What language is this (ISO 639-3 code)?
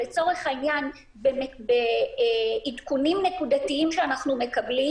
heb